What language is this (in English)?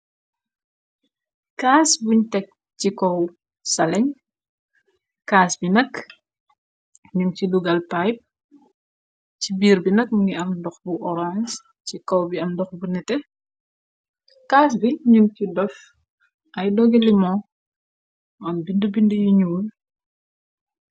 Wolof